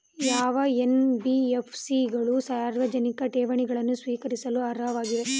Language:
Kannada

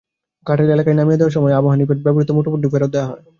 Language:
Bangla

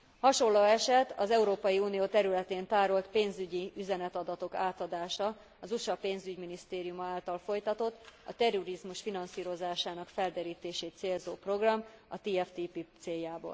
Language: Hungarian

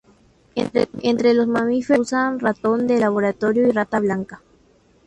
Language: Spanish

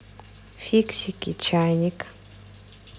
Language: Russian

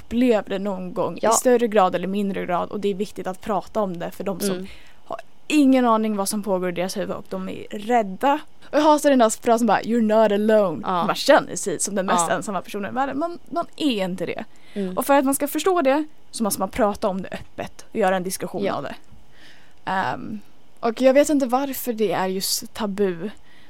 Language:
Swedish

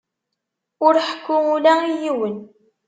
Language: Kabyle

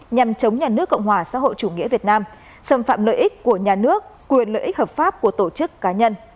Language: Vietnamese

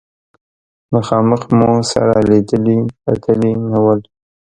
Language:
Pashto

